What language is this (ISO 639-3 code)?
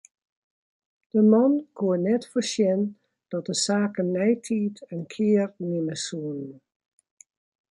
fry